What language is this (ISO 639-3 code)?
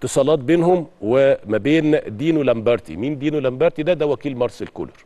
ara